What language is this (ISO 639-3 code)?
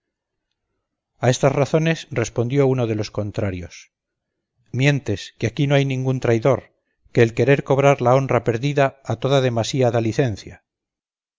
spa